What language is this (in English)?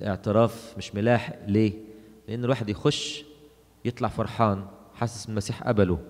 Arabic